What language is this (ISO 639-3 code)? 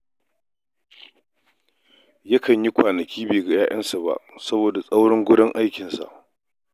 hau